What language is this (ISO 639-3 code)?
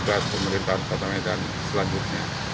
ind